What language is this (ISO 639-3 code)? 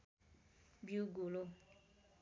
nep